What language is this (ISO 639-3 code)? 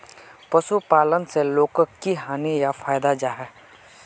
mag